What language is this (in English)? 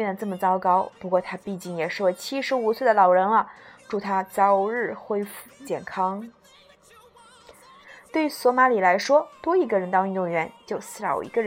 Chinese